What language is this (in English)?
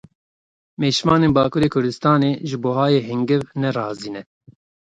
Kurdish